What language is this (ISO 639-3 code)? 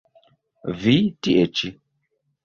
epo